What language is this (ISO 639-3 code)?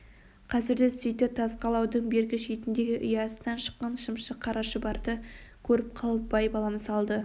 kaz